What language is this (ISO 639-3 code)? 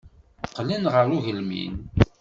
kab